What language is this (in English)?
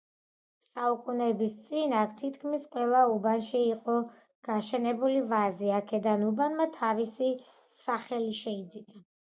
Georgian